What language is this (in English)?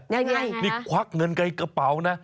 Thai